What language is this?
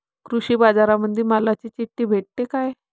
Marathi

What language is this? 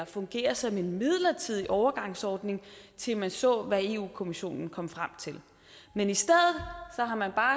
Danish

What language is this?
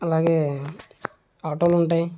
Telugu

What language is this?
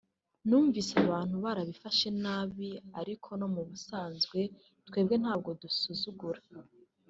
Kinyarwanda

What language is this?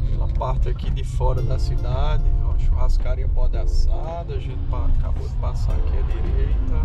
Portuguese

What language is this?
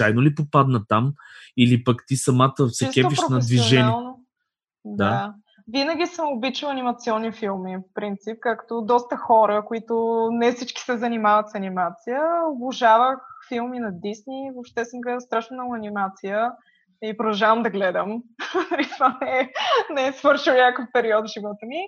Bulgarian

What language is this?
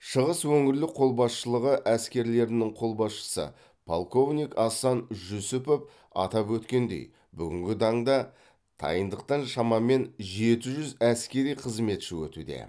Kazakh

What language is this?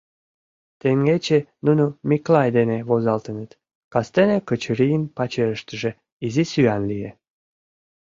Mari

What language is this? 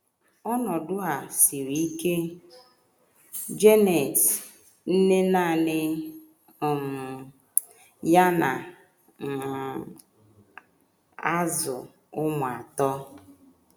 Igbo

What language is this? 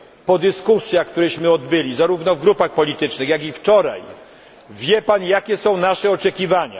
Polish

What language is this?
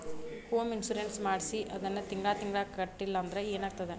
Kannada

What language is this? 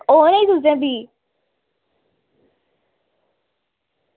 Dogri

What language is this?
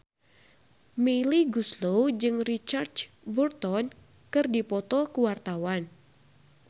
Sundanese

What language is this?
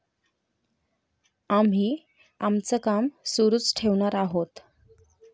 Marathi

